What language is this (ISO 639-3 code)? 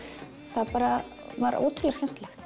isl